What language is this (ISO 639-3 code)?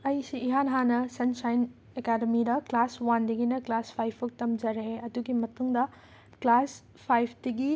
mni